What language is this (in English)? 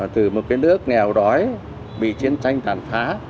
Vietnamese